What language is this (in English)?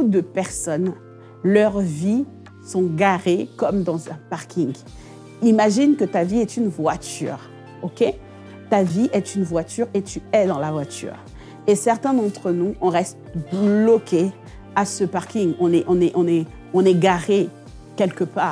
French